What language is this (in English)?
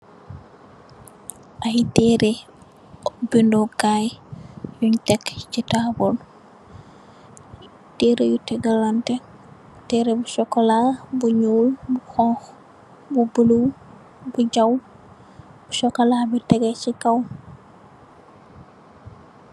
Wolof